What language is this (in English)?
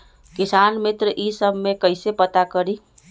Magahi